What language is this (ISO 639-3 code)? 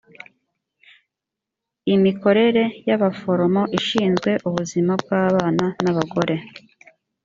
kin